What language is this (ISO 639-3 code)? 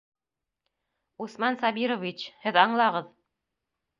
bak